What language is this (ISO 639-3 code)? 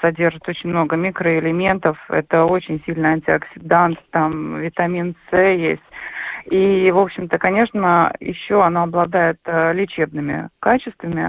rus